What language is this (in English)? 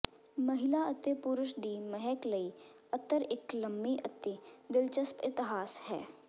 Punjabi